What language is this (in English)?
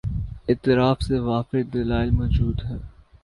Urdu